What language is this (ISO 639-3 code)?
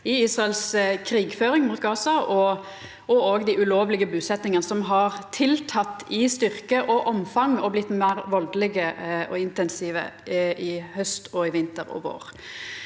nor